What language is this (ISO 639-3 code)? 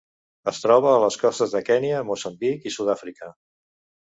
cat